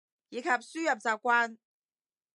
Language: Cantonese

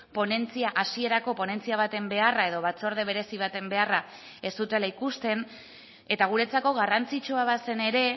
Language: Basque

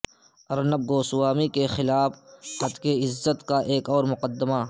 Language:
Urdu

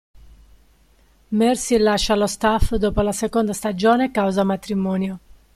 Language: Italian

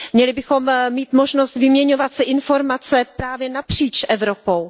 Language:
Czech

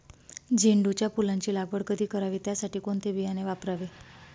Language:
Marathi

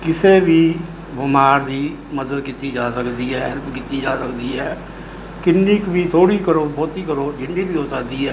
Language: Punjabi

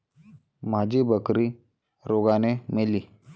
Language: Marathi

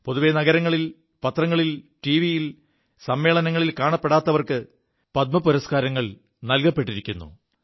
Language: Malayalam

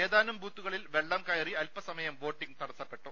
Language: Malayalam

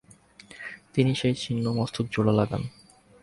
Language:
Bangla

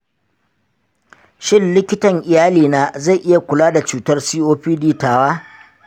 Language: Hausa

